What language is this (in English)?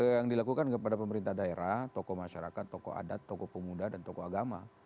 Indonesian